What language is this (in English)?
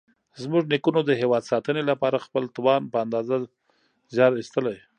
Pashto